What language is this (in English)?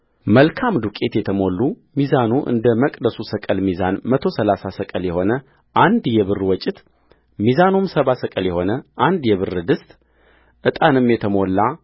Amharic